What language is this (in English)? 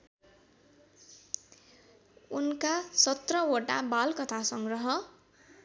Nepali